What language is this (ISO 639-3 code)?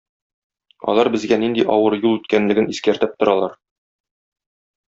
tat